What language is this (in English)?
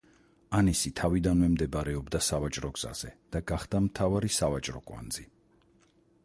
Georgian